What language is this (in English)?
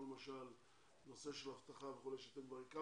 Hebrew